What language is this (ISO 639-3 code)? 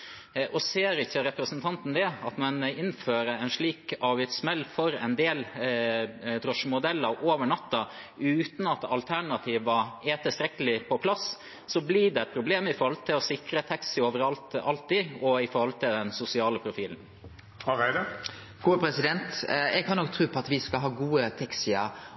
nor